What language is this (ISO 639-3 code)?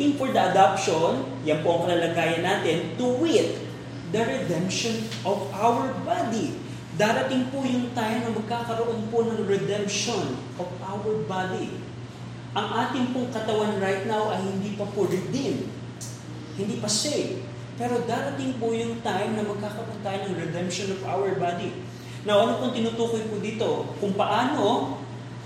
fil